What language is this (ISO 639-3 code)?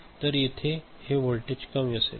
mar